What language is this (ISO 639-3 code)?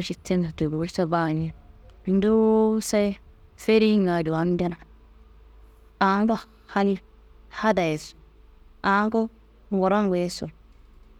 kbl